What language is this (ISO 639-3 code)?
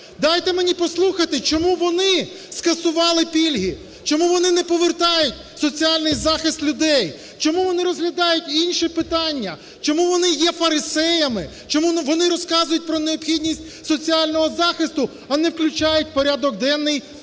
ukr